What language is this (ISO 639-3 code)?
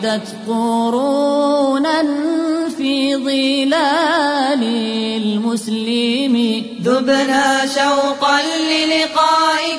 ara